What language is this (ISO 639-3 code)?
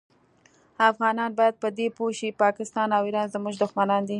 pus